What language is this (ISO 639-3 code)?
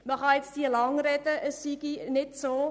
gsw